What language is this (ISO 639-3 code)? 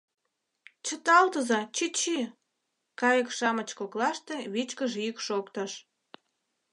chm